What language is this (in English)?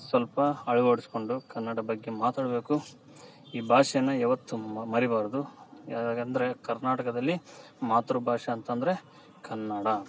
Kannada